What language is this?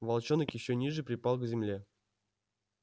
Russian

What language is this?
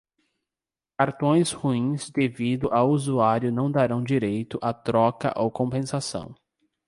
Portuguese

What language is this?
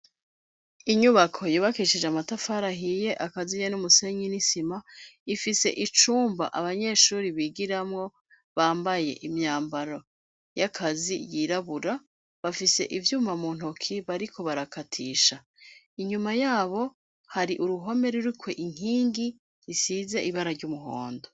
Rundi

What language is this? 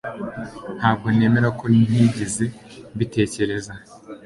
Kinyarwanda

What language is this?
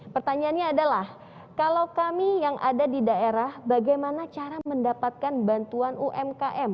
Indonesian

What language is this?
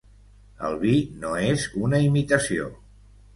Catalan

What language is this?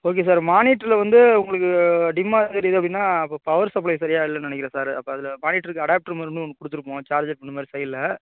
Tamil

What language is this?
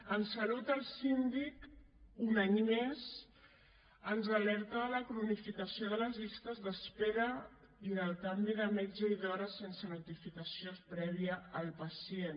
Catalan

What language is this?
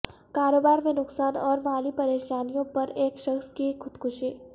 Urdu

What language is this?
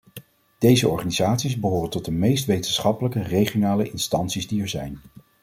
Dutch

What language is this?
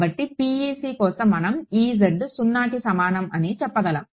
Telugu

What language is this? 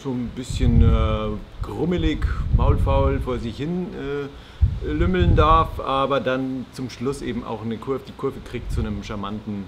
German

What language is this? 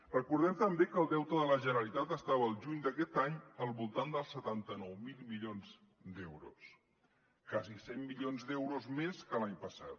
Catalan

